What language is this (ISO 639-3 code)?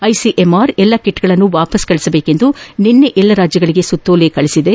kan